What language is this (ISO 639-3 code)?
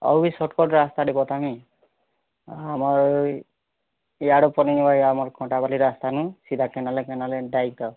ori